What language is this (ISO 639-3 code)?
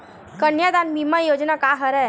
hne